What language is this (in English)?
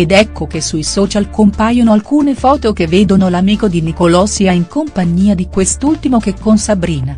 Italian